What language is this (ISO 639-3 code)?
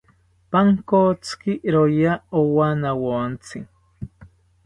cpy